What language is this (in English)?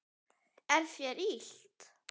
Icelandic